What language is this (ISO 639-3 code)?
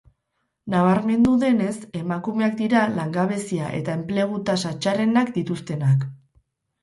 eus